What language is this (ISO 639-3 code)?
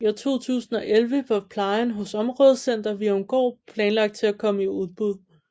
dan